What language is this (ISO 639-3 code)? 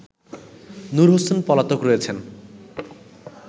ben